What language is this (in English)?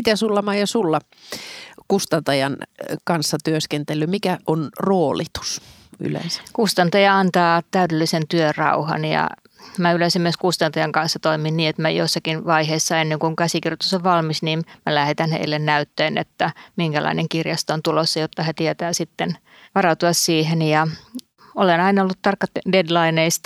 Finnish